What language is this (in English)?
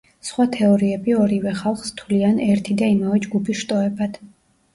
Georgian